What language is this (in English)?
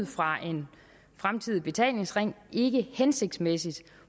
Danish